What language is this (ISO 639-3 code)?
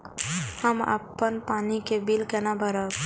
mai